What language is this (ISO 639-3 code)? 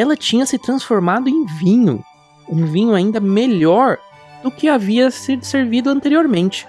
por